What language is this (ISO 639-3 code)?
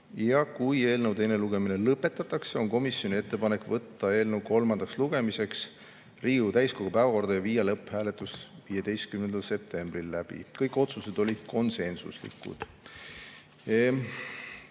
est